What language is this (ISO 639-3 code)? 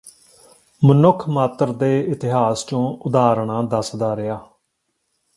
pan